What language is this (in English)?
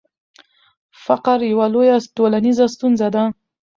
Pashto